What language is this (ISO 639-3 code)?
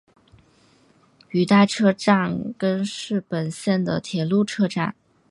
zho